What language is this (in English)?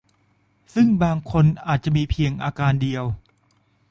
Thai